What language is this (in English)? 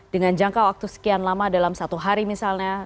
Indonesian